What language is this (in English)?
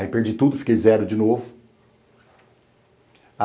Portuguese